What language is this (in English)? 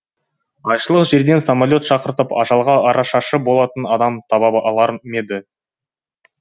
Kazakh